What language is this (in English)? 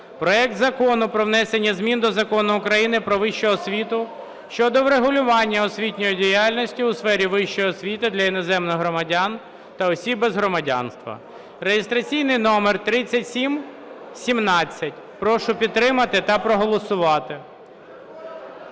Ukrainian